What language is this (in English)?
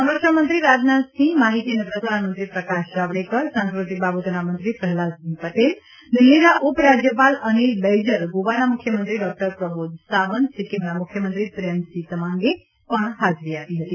Gujarati